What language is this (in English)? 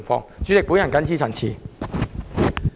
Cantonese